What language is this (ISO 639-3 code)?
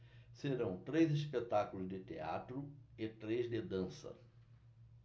por